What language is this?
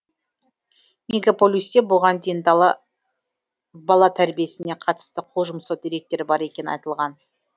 Kazakh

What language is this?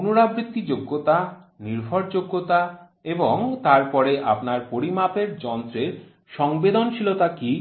Bangla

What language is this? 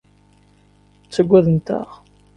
Kabyle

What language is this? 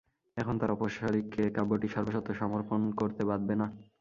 Bangla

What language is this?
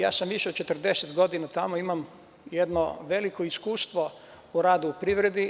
Serbian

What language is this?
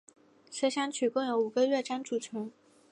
Chinese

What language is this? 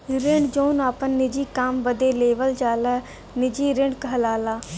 Bhojpuri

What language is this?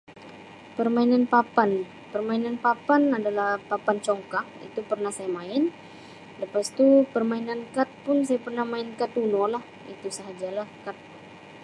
Sabah Malay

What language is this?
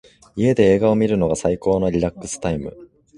Japanese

